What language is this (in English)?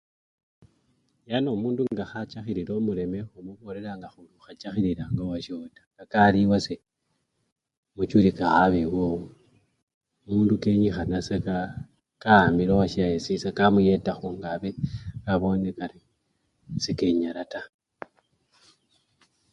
Luyia